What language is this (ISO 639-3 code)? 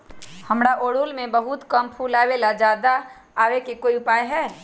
mag